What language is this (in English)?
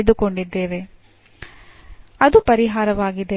Kannada